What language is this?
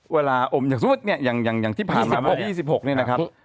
Thai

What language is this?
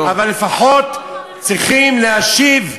Hebrew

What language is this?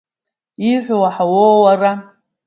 Abkhazian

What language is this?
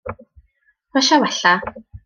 Welsh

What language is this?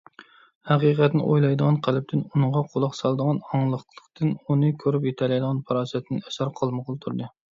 Uyghur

